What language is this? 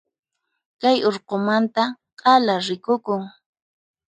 Puno Quechua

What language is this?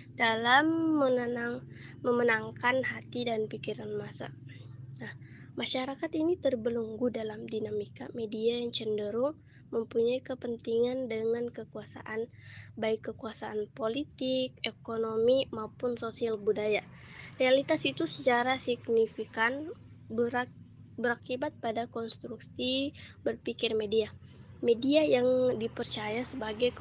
Indonesian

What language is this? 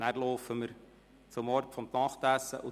Swiss German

